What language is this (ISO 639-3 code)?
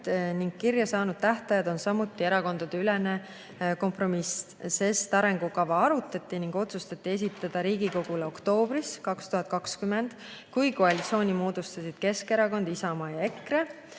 est